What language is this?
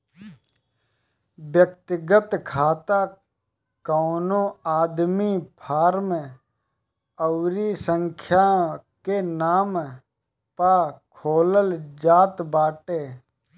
Bhojpuri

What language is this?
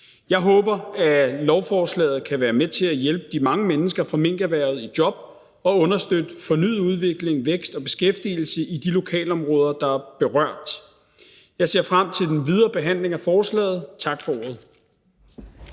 Danish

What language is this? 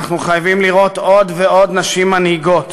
Hebrew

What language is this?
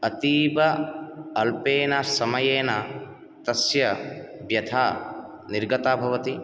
Sanskrit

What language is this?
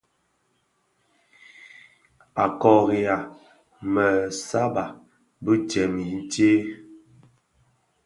Bafia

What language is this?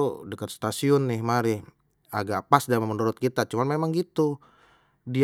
Betawi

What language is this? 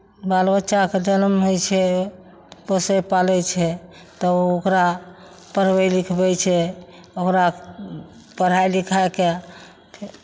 Maithili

